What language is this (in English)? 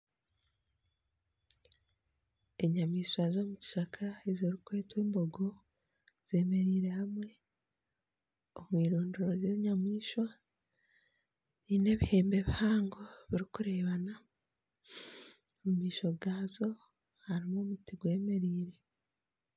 Nyankole